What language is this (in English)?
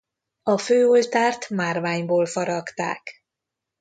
Hungarian